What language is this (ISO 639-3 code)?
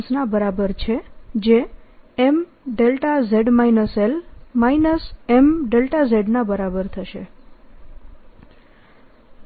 guj